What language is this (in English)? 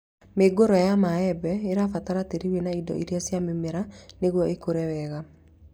Kikuyu